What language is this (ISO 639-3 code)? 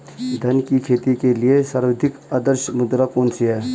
hin